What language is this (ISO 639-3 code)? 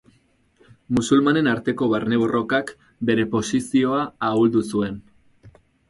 eus